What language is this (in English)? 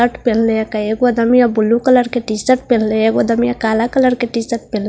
Hindi